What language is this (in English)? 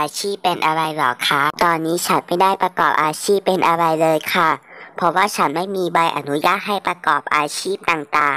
Thai